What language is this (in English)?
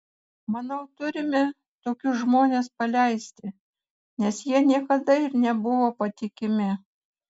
Lithuanian